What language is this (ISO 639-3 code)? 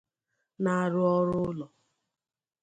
ibo